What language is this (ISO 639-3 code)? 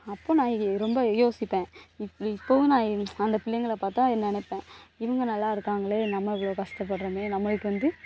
tam